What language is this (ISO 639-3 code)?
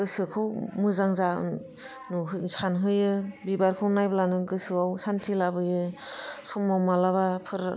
brx